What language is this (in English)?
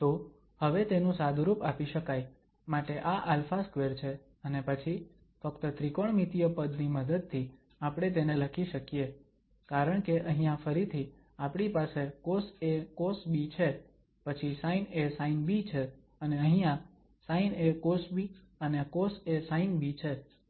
Gujarati